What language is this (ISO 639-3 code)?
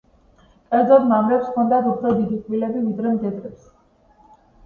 kat